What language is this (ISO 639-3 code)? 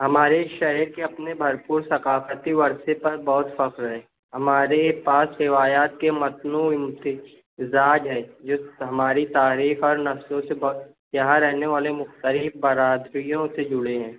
urd